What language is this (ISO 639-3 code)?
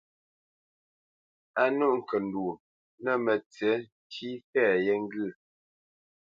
bce